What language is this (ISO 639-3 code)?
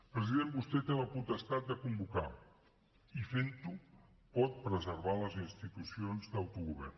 cat